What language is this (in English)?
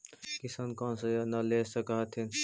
Magahi